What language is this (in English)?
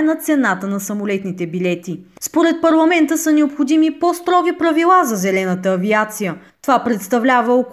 Bulgarian